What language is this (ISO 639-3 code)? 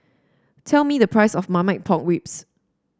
eng